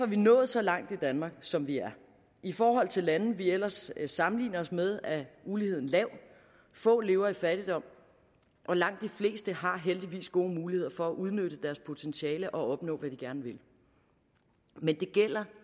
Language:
Danish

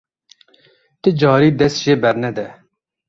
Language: Kurdish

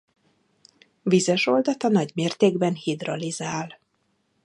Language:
Hungarian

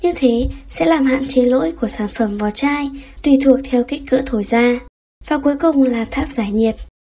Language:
Vietnamese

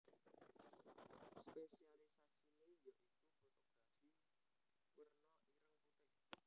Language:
Javanese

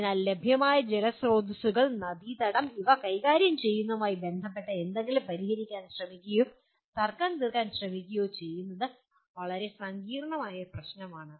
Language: Malayalam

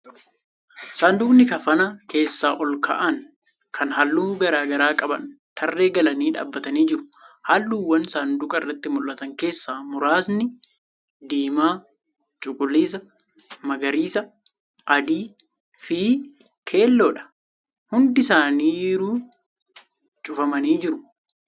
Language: Oromo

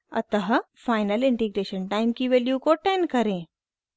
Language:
Hindi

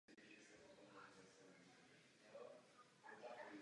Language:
Czech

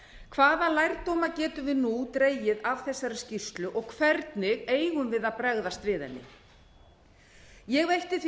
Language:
Icelandic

